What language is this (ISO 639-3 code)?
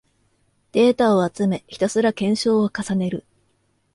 jpn